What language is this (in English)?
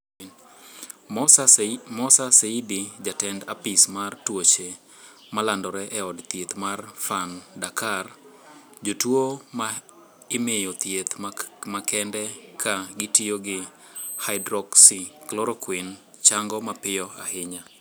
Luo (Kenya and Tanzania)